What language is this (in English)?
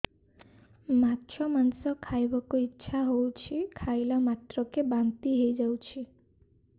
Odia